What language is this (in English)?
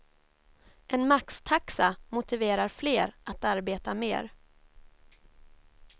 Swedish